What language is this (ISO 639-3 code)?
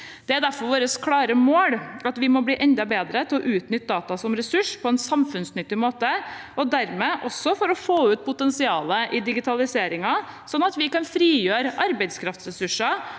nor